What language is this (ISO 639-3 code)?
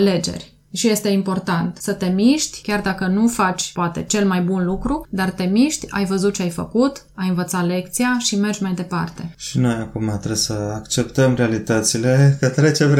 ron